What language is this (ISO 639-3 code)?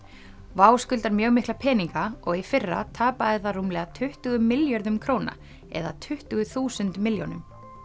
isl